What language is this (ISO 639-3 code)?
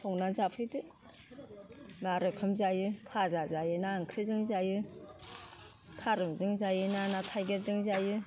brx